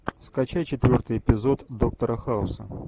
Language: Russian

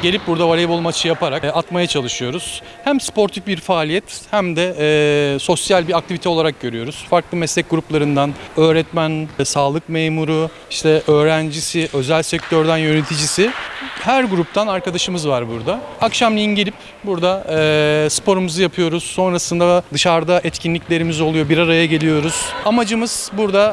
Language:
Turkish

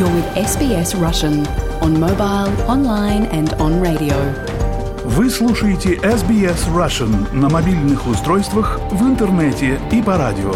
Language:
Russian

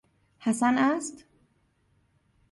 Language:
Persian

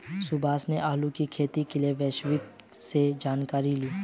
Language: Hindi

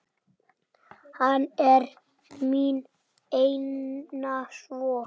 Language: Icelandic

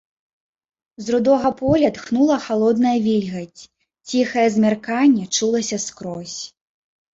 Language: Belarusian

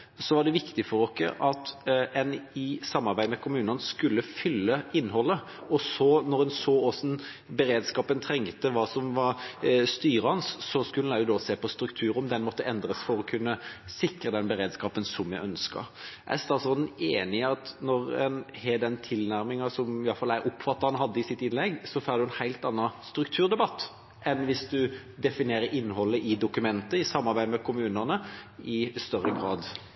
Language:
Norwegian Bokmål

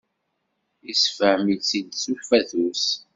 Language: Kabyle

